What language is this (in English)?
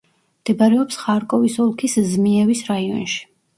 Georgian